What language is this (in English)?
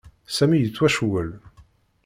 Kabyle